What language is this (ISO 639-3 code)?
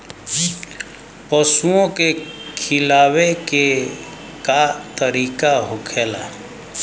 bho